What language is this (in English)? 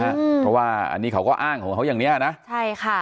Thai